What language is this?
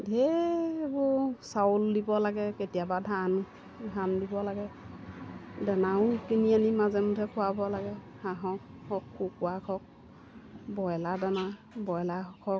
Assamese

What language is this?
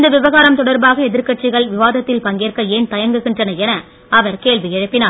Tamil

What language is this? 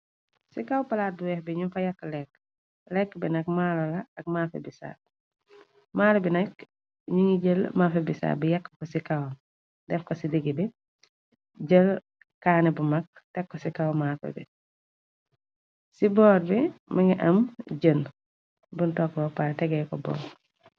Wolof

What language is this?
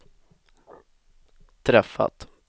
Swedish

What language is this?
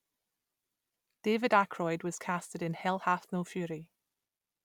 English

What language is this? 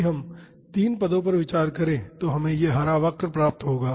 Hindi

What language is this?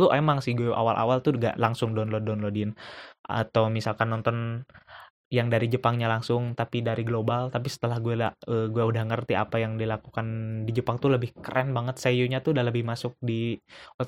Indonesian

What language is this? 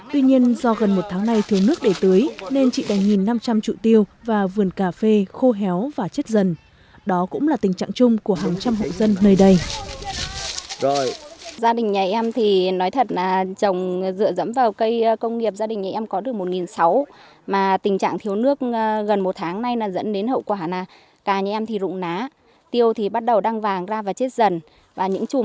Vietnamese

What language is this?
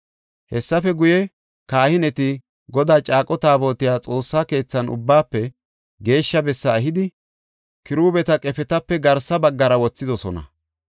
Gofa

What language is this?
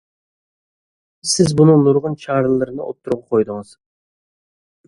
Uyghur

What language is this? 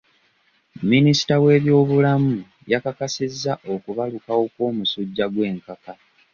Ganda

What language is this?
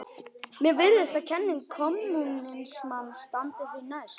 Icelandic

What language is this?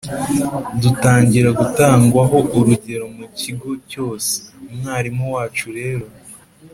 Kinyarwanda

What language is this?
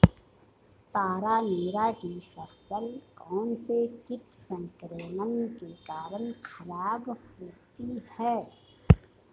Hindi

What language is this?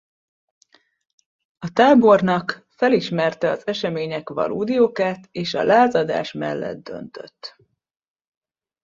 Hungarian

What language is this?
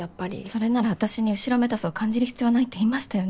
Japanese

